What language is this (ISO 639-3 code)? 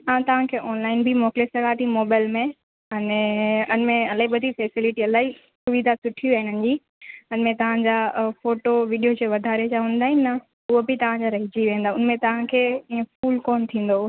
snd